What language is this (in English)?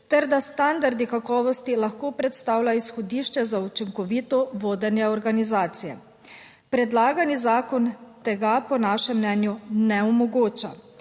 Slovenian